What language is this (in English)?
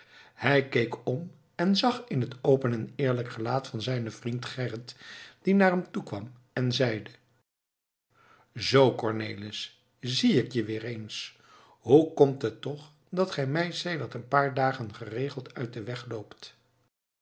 Dutch